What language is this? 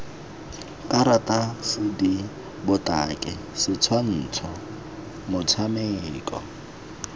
Tswana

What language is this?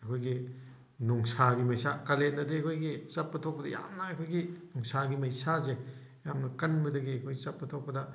Manipuri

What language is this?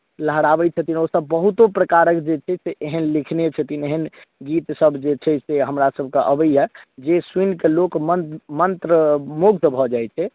Maithili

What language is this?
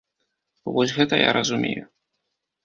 Belarusian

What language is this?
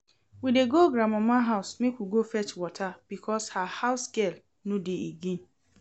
Nigerian Pidgin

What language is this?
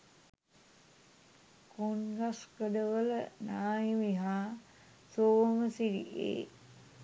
Sinhala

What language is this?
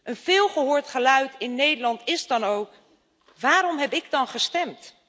Dutch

